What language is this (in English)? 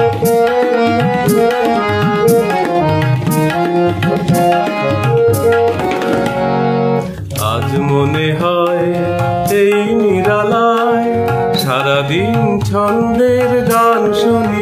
Bangla